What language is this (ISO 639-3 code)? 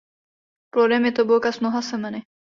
ces